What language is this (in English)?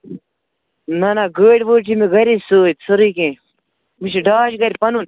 Kashmiri